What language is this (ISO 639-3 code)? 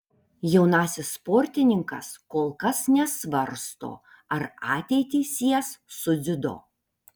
lit